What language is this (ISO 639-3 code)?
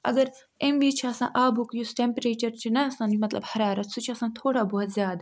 kas